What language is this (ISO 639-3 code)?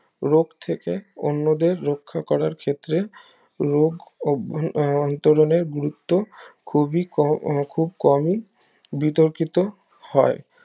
ben